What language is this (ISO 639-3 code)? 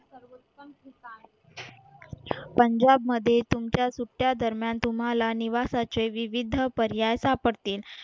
mar